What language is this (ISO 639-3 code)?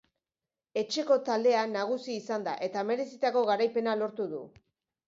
eus